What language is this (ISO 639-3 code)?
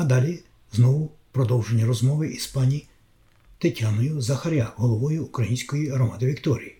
ukr